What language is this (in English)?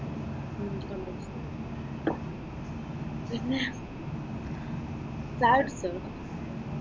Malayalam